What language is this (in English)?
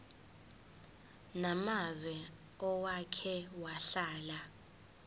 Zulu